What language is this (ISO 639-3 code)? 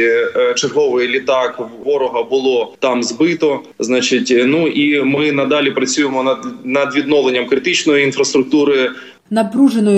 ukr